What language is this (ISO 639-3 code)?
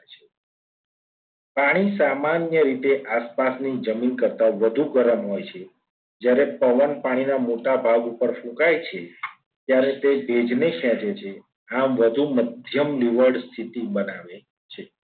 guj